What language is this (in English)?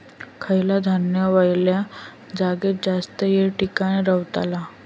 Marathi